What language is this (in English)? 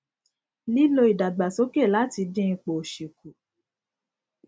Yoruba